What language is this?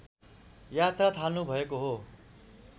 Nepali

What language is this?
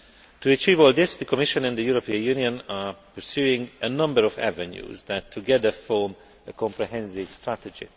English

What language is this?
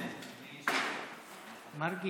Hebrew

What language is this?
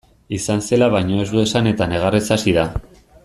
Basque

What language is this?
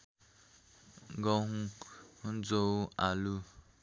Nepali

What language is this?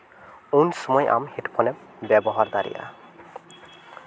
Santali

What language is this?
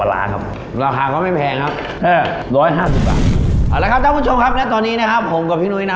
Thai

